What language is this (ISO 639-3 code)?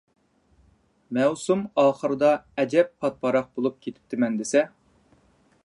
uig